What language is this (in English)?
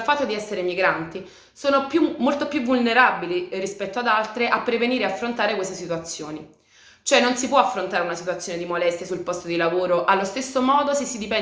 Italian